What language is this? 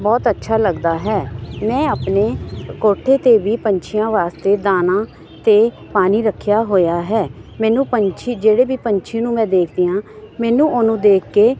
Punjabi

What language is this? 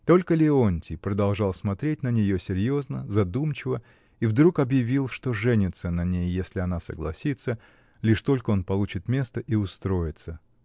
Russian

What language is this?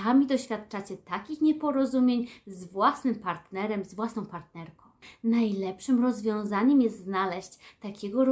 Polish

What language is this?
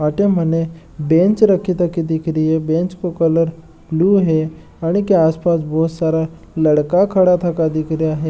Marwari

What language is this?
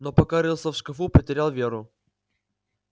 Russian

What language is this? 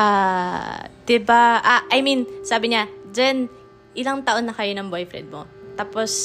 Filipino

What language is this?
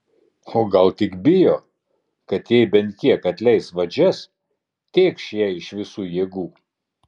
Lithuanian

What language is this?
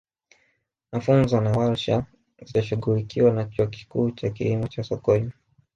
Swahili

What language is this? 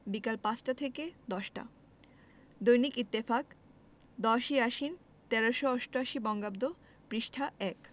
Bangla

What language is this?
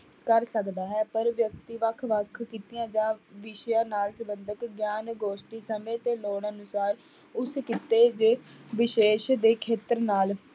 Punjabi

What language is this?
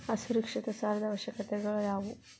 Kannada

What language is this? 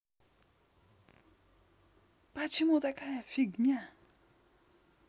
Russian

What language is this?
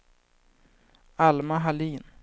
Swedish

